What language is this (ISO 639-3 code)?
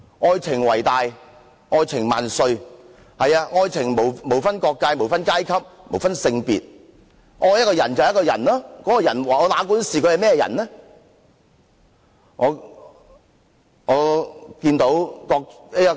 yue